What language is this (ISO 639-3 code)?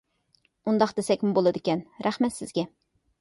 uig